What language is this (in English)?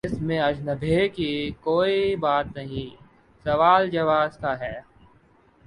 Urdu